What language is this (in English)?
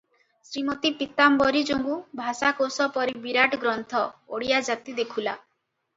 Odia